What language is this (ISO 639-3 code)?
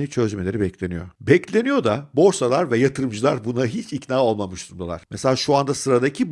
tur